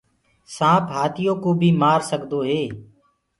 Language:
Gurgula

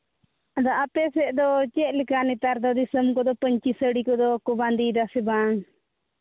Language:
Santali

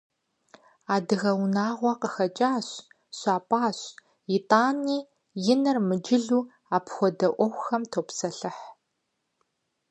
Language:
Kabardian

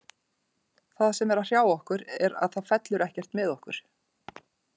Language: Icelandic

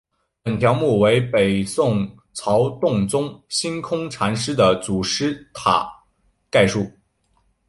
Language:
Chinese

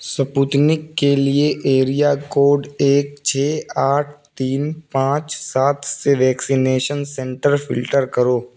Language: Urdu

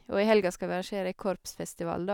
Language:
Norwegian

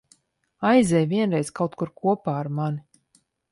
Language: Latvian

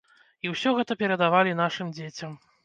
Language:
Belarusian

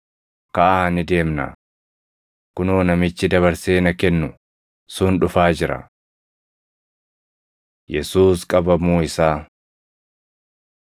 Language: Oromo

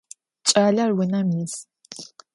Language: Adyghe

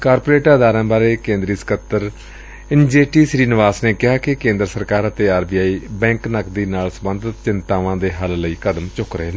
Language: Punjabi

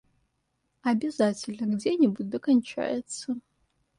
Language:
Russian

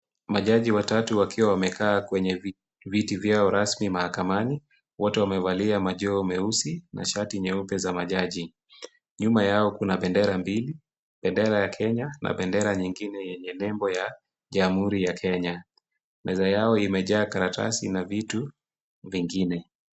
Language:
Swahili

